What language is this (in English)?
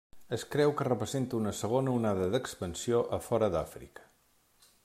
Catalan